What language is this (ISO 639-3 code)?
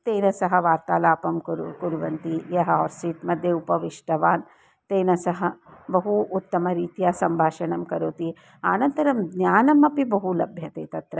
san